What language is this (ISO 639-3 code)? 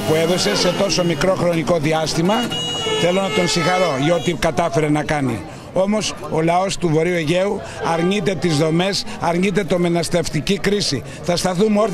ell